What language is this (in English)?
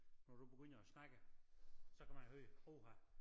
Danish